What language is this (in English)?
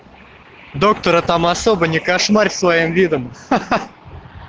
Russian